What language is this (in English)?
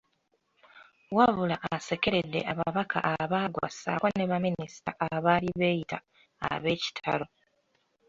Ganda